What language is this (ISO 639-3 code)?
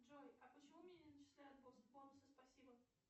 rus